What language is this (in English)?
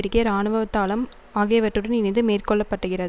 Tamil